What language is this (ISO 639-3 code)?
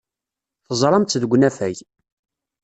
kab